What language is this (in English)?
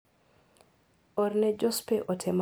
Luo (Kenya and Tanzania)